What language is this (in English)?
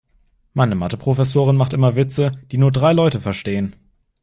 German